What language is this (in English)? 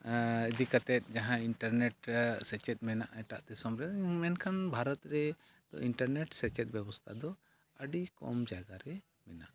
Santali